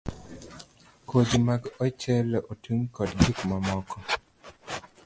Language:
Luo (Kenya and Tanzania)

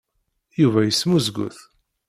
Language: Kabyle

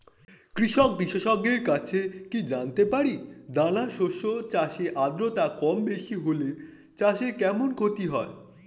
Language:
Bangla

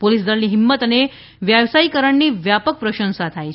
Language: Gujarati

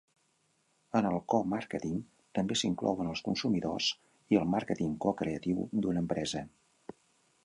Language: Catalan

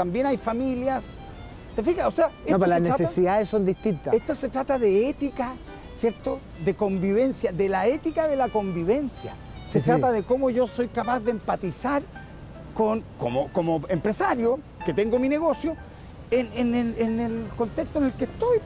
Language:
Spanish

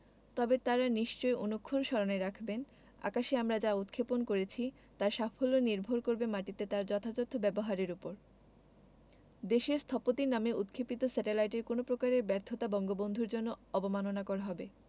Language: Bangla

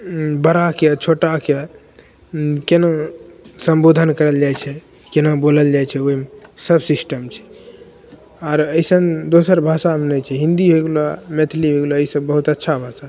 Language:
Maithili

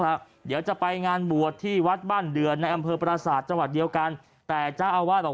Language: Thai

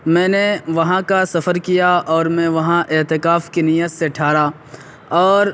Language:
Urdu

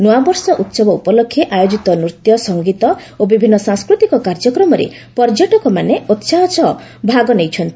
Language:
Odia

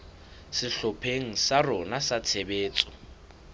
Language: Southern Sotho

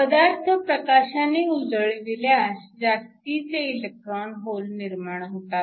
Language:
Marathi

